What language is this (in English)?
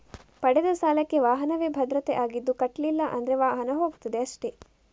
Kannada